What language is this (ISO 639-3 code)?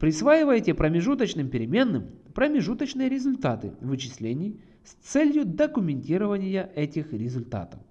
rus